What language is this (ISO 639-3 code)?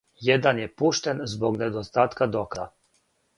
srp